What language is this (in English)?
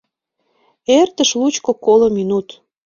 Mari